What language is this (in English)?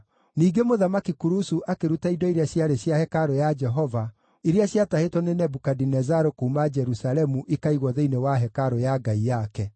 Kikuyu